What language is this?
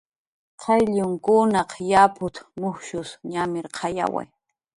Jaqaru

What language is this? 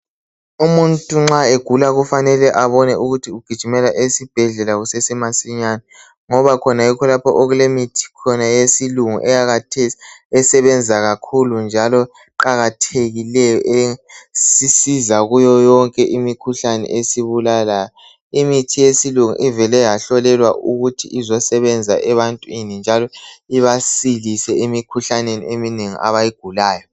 North Ndebele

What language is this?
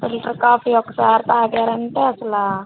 Telugu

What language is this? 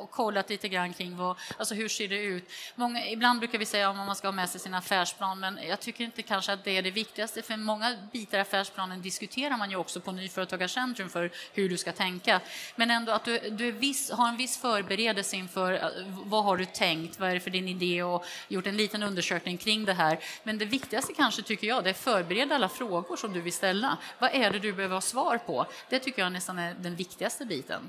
Swedish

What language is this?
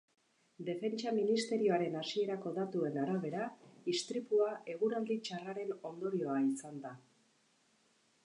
Basque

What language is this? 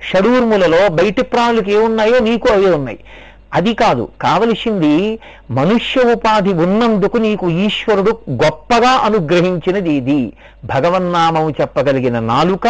Telugu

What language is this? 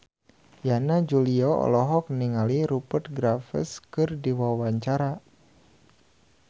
Sundanese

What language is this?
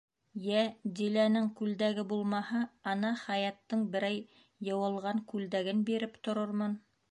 Bashkir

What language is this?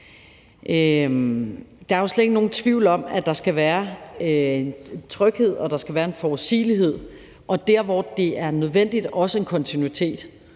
Danish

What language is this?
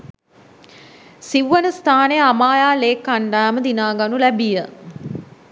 Sinhala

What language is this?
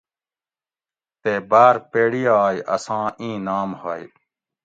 Gawri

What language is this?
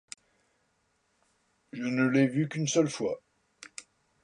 French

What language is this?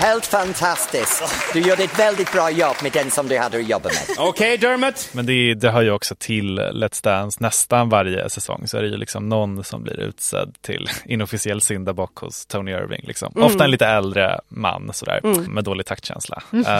Swedish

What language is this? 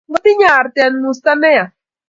Kalenjin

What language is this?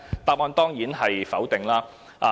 Cantonese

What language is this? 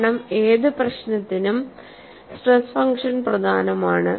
Malayalam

